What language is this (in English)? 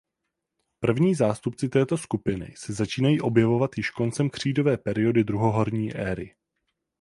Czech